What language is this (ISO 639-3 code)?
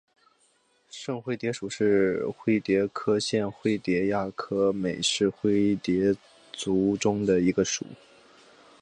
zho